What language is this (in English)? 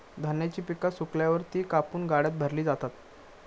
Marathi